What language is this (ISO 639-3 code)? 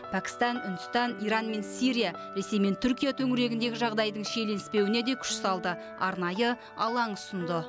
kaz